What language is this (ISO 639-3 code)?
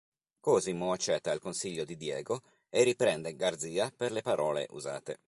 ita